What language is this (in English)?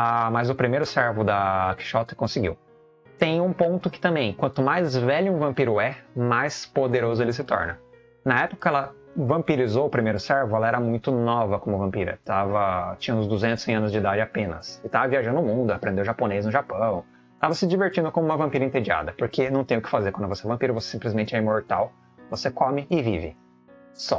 Portuguese